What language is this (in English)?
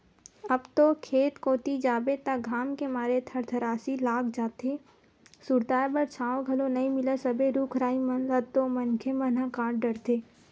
Chhattisgarhi